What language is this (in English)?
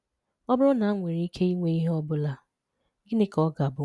Igbo